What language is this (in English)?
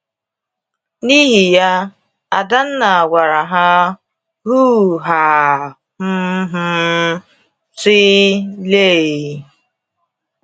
Igbo